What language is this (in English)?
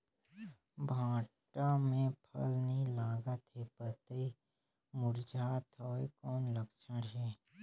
Chhattisgarhi